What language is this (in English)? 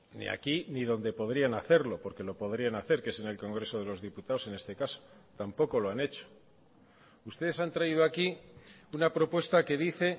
Spanish